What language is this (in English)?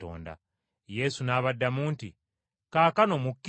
Ganda